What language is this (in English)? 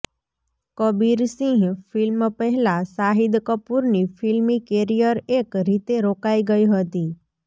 Gujarati